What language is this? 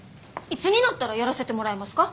Japanese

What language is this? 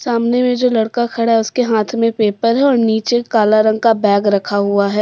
Hindi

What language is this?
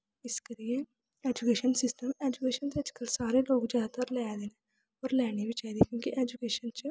Dogri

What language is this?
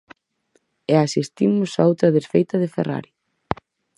Galician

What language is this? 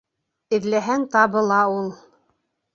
Bashkir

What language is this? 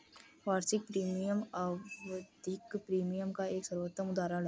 Hindi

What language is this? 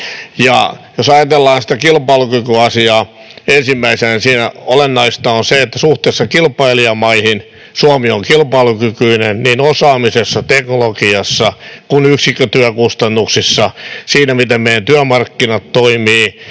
Finnish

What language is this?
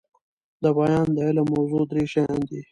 Pashto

